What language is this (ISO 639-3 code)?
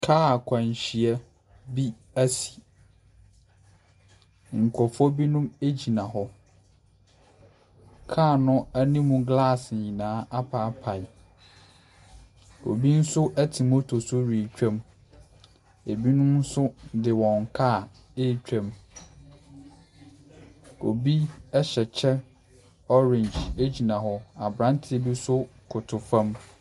aka